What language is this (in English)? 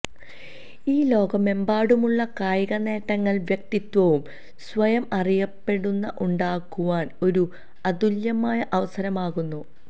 Malayalam